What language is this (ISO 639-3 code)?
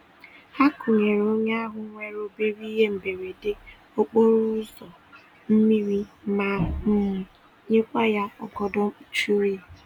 ibo